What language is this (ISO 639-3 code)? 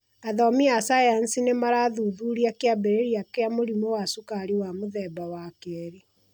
kik